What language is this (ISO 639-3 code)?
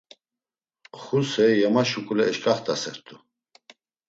lzz